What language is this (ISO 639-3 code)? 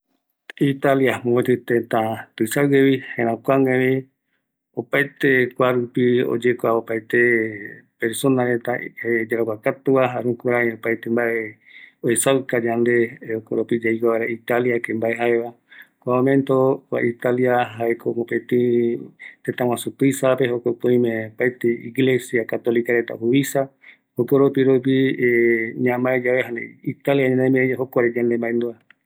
gui